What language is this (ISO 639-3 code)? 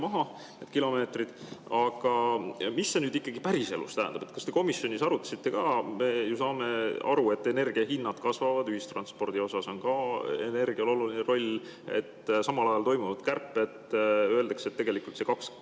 est